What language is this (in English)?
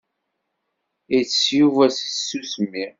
Kabyle